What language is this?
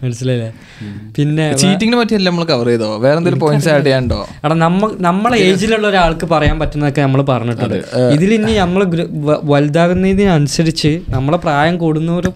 Malayalam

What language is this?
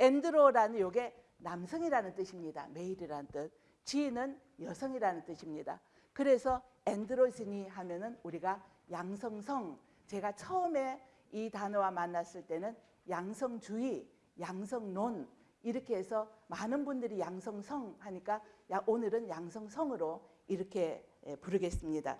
Korean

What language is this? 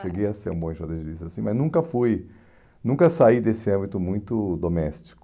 Portuguese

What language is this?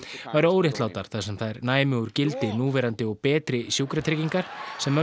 Icelandic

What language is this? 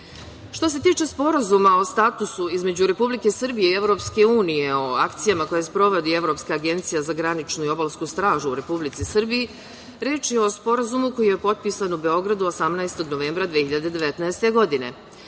Serbian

